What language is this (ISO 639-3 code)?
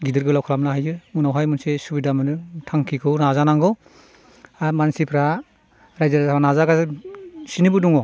brx